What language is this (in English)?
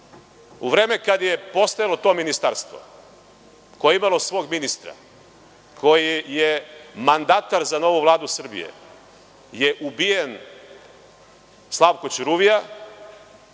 Serbian